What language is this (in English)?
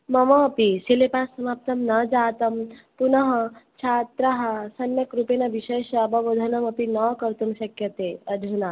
Sanskrit